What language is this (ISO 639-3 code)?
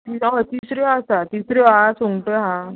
kok